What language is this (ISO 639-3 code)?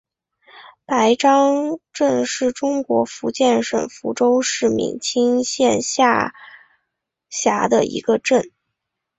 zho